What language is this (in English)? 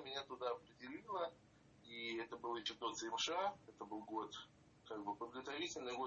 Russian